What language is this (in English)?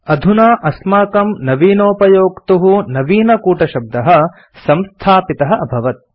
Sanskrit